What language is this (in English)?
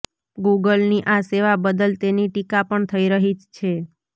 Gujarati